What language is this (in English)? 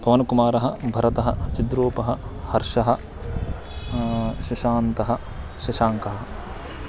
Sanskrit